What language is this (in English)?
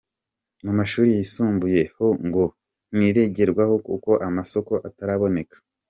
Kinyarwanda